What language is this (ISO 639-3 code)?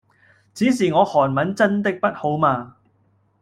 yue